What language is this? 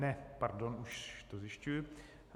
Czech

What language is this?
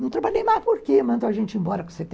Portuguese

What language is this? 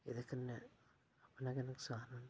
Dogri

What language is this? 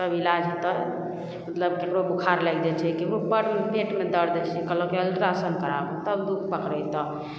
Maithili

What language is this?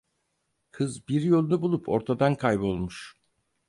Turkish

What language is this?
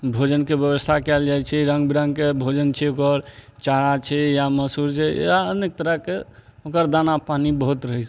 Maithili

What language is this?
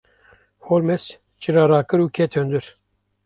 Kurdish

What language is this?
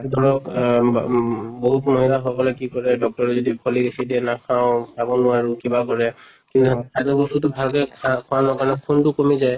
Assamese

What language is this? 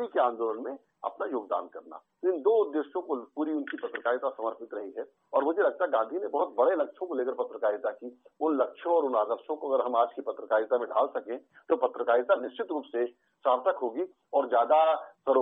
Hindi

